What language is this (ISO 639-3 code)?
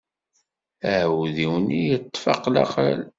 kab